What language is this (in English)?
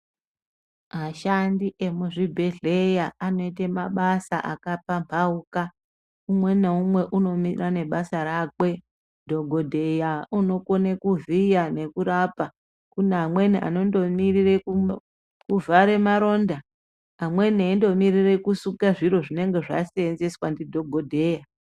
Ndau